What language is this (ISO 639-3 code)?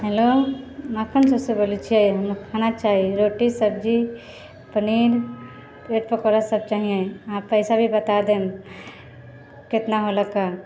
mai